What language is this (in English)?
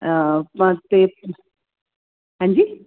Punjabi